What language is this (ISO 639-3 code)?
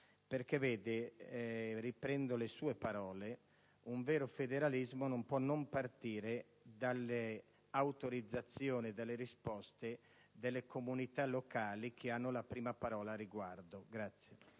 ita